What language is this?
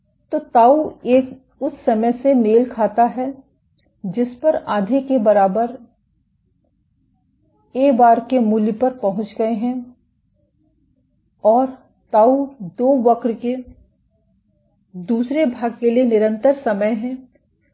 Hindi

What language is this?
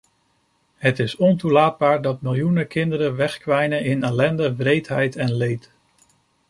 Dutch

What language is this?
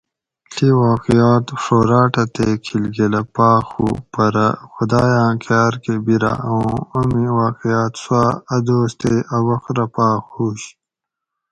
Gawri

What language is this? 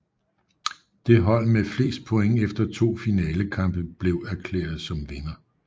Danish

